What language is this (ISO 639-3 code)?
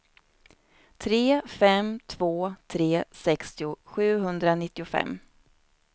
swe